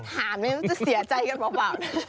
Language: Thai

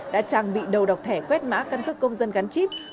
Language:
Vietnamese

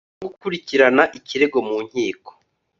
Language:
Kinyarwanda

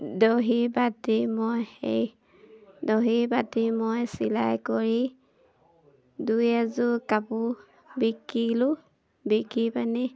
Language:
Assamese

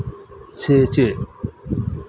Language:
Santali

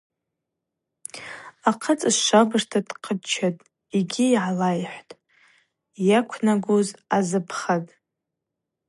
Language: Abaza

